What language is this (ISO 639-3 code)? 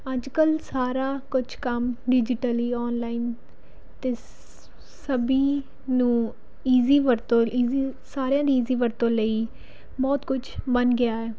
pan